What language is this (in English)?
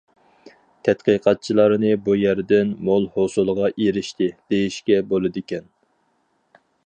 Uyghur